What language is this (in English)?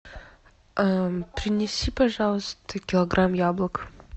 Russian